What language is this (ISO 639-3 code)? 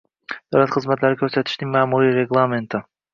uzb